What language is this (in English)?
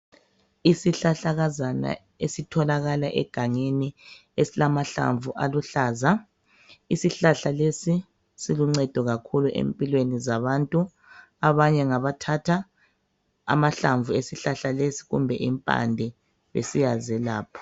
North Ndebele